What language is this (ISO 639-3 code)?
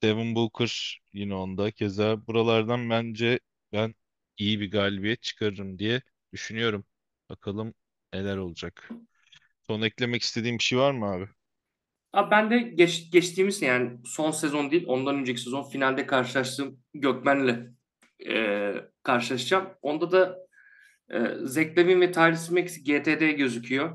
tur